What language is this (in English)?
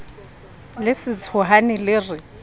Southern Sotho